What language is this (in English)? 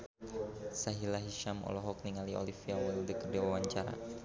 Sundanese